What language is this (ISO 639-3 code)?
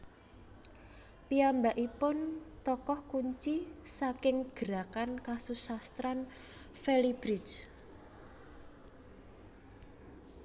jav